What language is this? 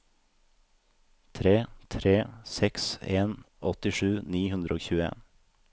Norwegian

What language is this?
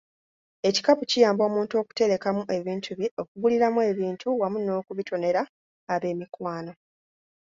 Ganda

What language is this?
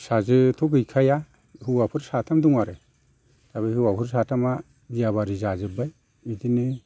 Bodo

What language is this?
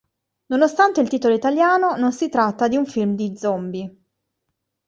Italian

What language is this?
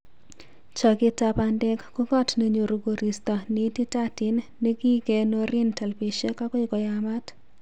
Kalenjin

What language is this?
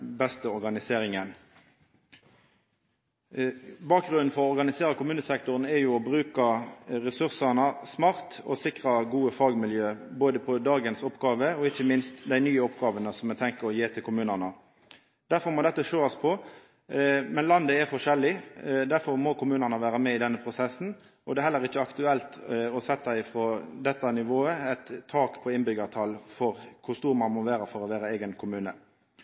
Norwegian Nynorsk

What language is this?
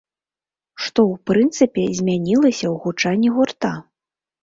Belarusian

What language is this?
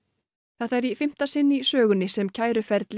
Icelandic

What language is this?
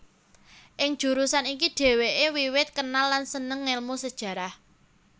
Javanese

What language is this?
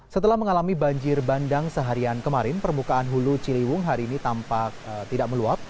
Indonesian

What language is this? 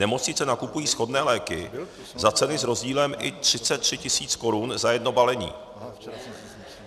Czech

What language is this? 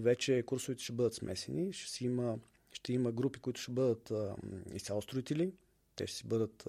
Bulgarian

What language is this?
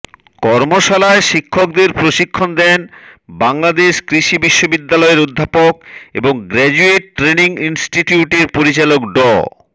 Bangla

